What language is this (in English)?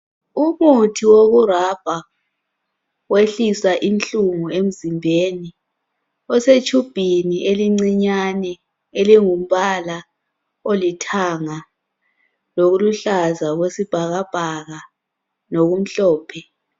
North Ndebele